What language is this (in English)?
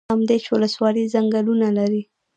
Pashto